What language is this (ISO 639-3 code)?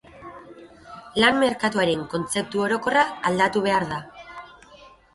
eus